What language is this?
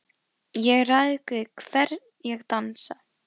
Icelandic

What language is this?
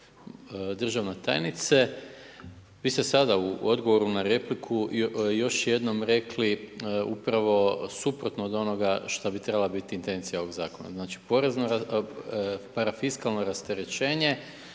Croatian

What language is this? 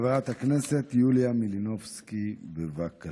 Hebrew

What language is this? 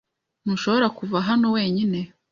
Kinyarwanda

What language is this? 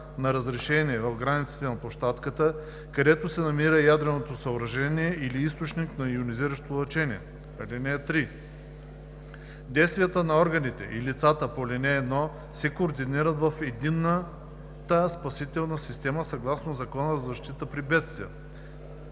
Bulgarian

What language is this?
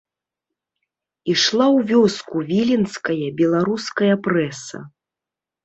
Belarusian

